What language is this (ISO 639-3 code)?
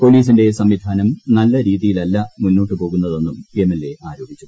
mal